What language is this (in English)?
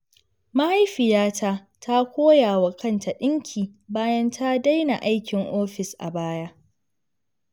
Hausa